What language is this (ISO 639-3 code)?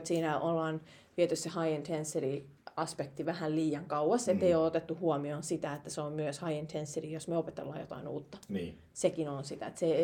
fin